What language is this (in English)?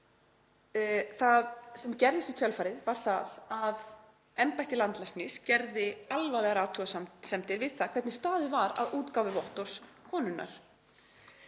Icelandic